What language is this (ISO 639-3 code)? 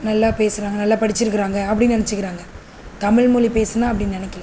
tam